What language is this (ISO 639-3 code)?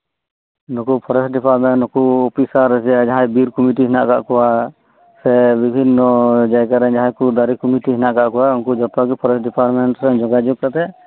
sat